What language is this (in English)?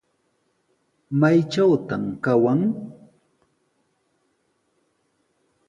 Sihuas Ancash Quechua